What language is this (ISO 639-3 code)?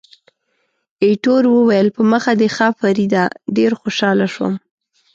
pus